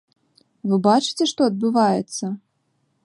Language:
Belarusian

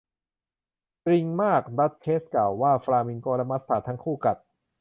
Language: Thai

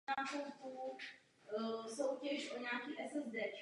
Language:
Czech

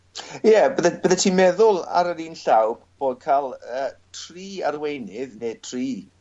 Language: Welsh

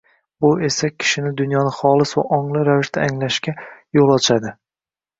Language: Uzbek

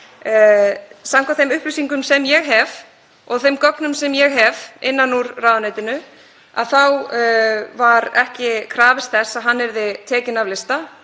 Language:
Icelandic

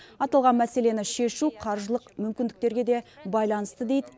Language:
Kazakh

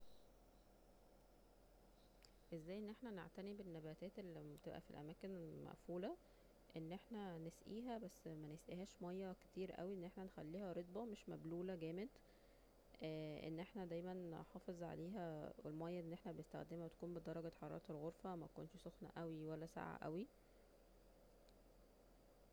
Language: Egyptian Arabic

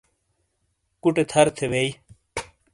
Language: Shina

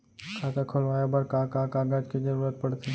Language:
Chhattisgarhi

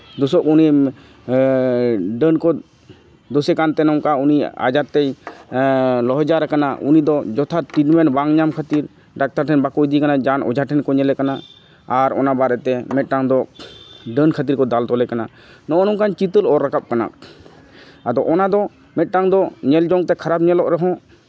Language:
Santali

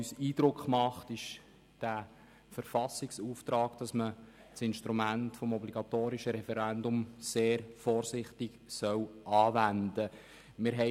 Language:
Swiss German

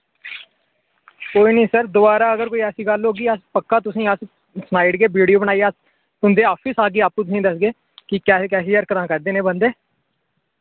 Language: Dogri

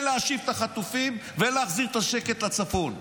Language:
Hebrew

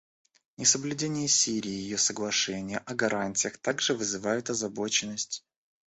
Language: Russian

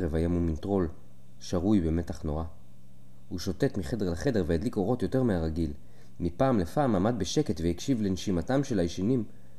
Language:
Hebrew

